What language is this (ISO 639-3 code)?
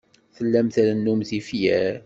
kab